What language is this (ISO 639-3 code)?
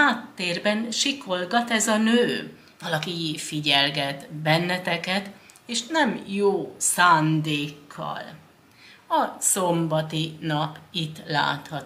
hun